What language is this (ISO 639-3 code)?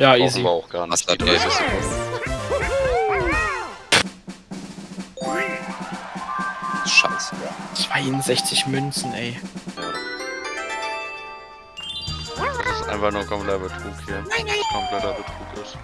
deu